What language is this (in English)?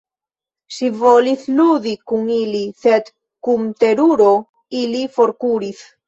Esperanto